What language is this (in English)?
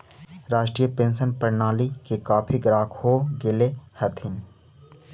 Magahi